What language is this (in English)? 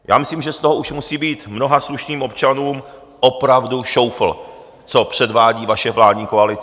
Czech